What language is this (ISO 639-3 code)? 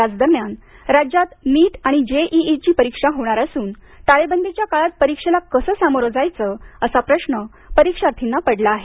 mar